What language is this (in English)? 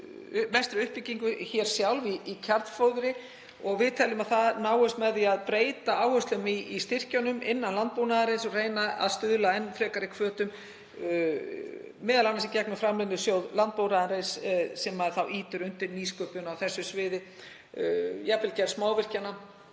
Icelandic